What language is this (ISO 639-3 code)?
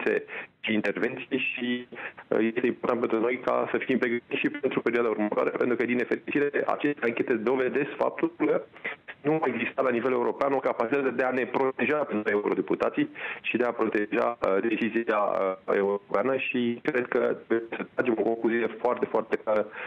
ron